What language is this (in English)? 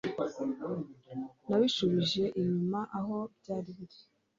Kinyarwanda